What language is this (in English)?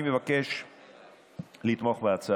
Hebrew